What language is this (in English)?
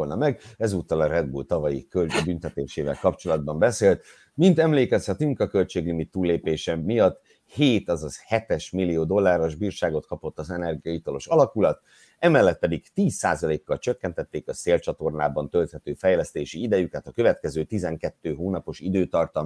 Hungarian